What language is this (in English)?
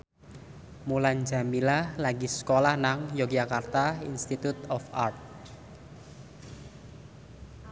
Javanese